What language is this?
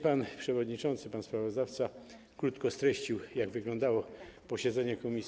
Polish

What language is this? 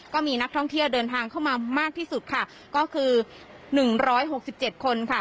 Thai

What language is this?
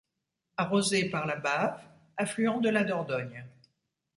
French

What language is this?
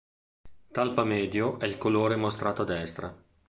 Italian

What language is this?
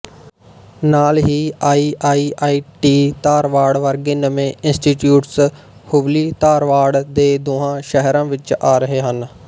Punjabi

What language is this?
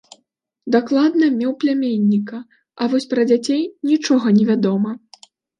Belarusian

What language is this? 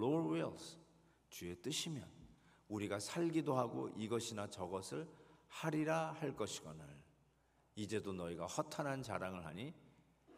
Korean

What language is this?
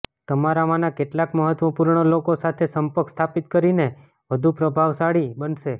Gujarati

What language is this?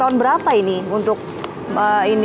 Indonesian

